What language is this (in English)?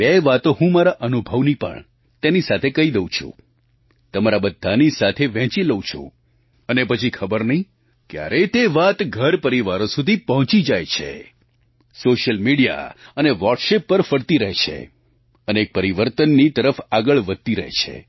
Gujarati